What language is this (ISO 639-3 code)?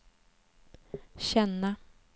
swe